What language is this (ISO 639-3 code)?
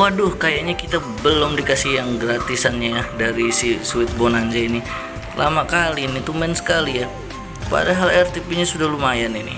ind